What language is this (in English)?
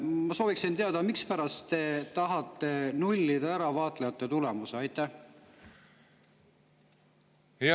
Estonian